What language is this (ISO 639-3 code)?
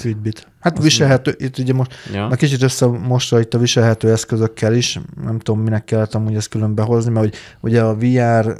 hun